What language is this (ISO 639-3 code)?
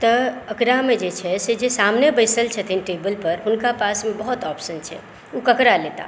mai